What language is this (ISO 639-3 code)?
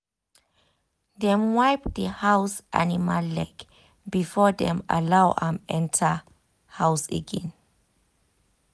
pcm